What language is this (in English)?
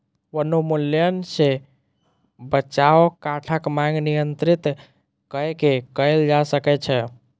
Maithili